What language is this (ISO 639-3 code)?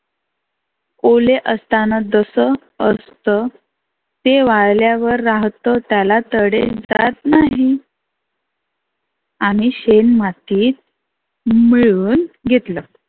mar